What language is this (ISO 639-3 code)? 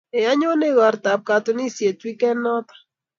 kln